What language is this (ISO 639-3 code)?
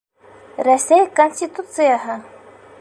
bak